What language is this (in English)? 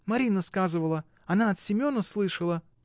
Russian